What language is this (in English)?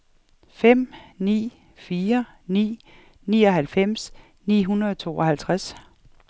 Danish